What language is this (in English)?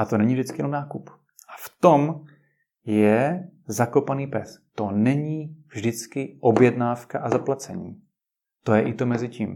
Czech